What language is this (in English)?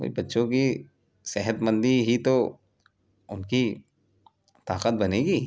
Urdu